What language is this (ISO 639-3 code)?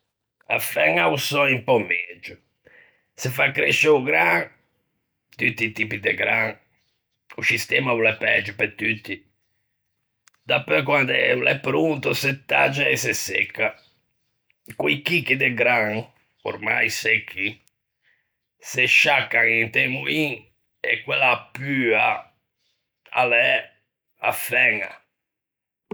lij